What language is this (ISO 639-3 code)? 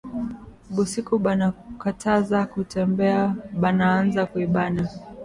swa